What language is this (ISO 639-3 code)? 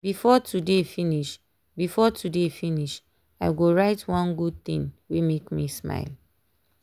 pcm